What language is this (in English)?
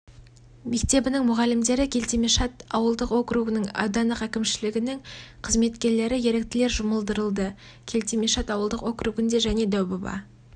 Kazakh